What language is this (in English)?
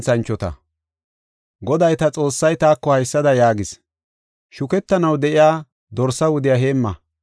Gofa